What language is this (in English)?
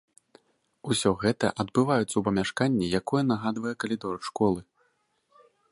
Belarusian